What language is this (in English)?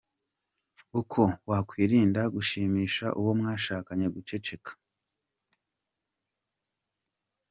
Kinyarwanda